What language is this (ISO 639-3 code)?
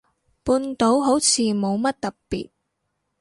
yue